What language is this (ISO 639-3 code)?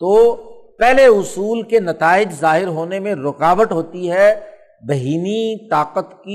urd